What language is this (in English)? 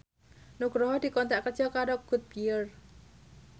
Javanese